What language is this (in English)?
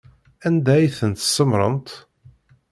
Kabyle